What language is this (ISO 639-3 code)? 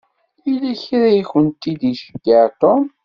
kab